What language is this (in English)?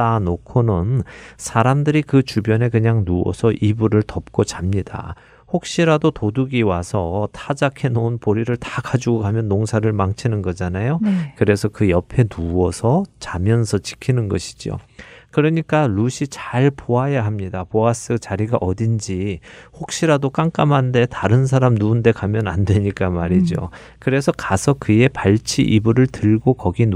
Korean